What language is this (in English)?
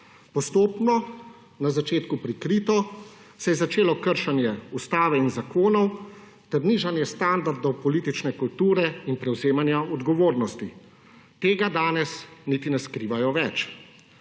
Slovenian